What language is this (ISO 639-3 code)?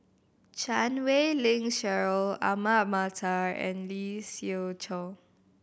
eng